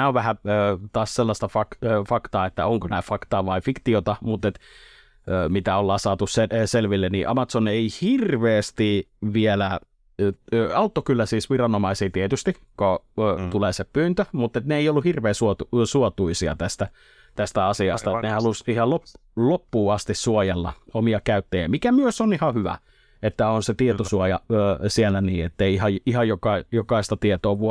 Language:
Finnish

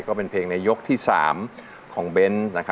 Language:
Thai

